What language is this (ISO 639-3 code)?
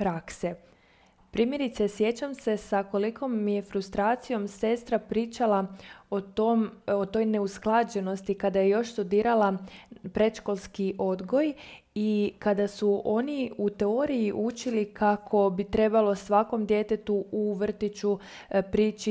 hrv